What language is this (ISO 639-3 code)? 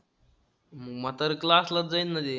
mar